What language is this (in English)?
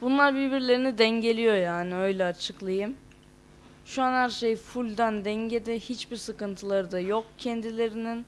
Turkish